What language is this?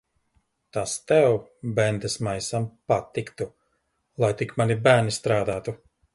Latvian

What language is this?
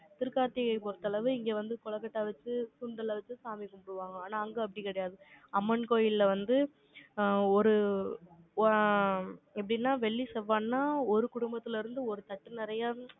Tamil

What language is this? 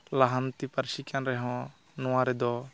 Santali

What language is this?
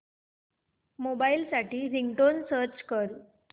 Marathi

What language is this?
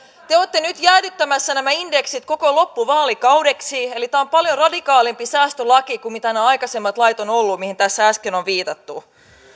Finnish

